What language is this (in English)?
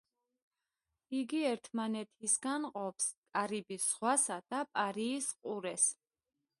Georgian